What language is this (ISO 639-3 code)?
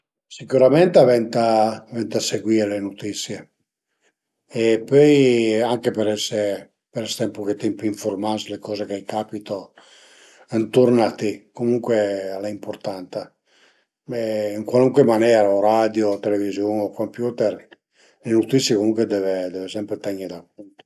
pms